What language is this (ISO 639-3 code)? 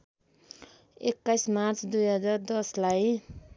nep